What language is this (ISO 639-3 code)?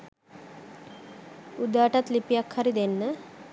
sin